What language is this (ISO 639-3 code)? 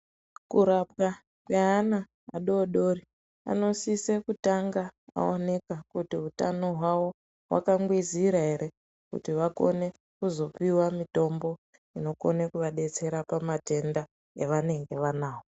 ndc